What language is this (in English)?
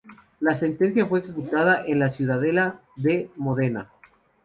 Spanish